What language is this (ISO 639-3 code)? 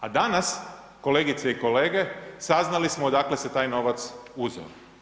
hrv